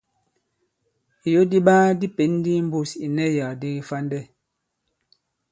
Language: Bankon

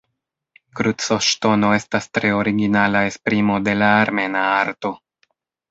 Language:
Esperanto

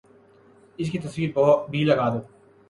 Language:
Urdu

